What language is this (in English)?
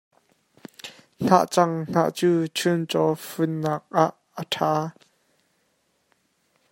Hakha Chin